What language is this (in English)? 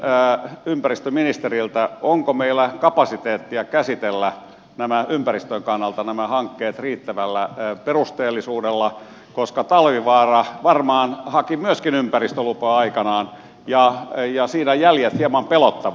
Finnish